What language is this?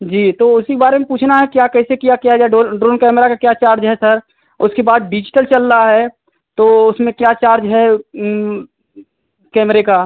Hindi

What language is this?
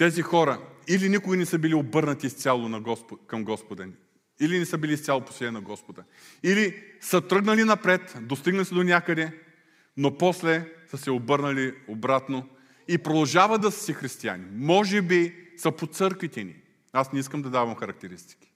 Bulgarian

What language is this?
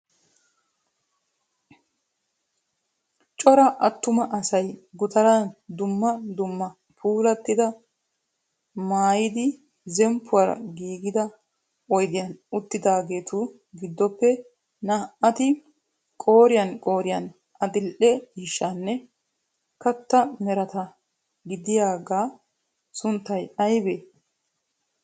Wolaytta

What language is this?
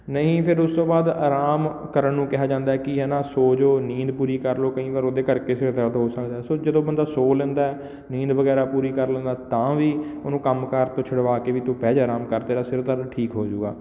Punjabi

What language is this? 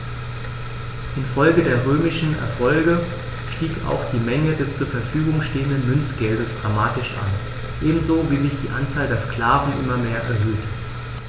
German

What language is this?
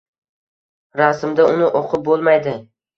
Uzbek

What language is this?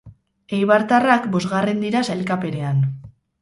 Basque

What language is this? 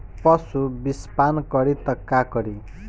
Bhojpuri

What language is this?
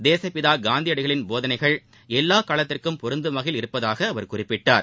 Tamil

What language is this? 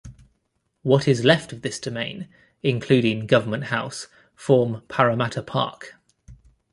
English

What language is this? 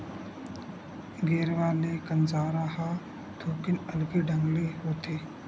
Chhattisgarhi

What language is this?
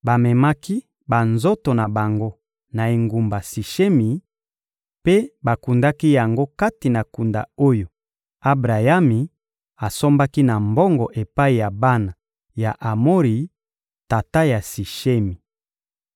Lingala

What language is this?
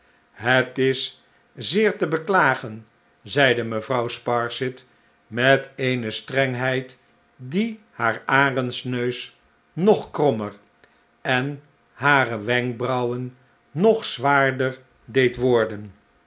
Dutch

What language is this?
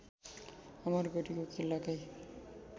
Nepali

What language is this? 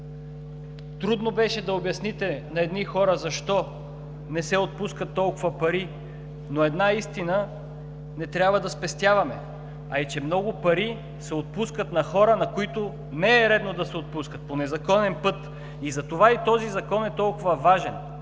Bulgarian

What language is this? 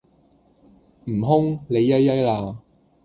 Cantonese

